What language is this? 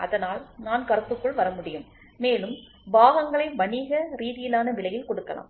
Tamil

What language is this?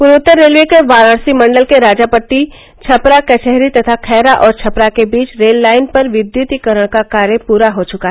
Hindi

